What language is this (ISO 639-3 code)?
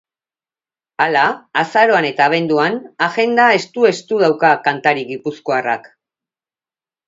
eus